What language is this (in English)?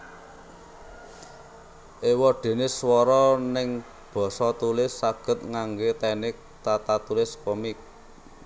Javanese